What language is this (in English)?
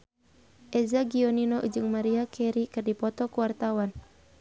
Sundanese